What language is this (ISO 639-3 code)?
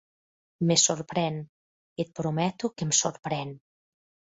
cat